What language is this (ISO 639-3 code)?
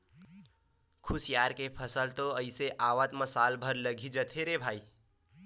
hne